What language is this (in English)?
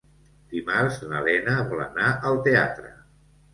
Catalan